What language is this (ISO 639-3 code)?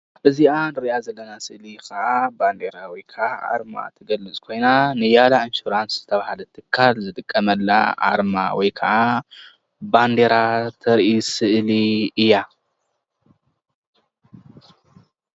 tir